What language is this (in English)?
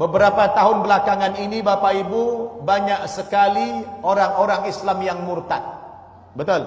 Malay